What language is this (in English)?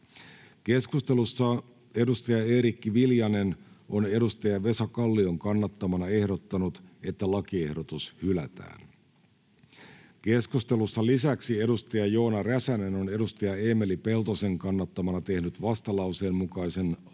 Finnish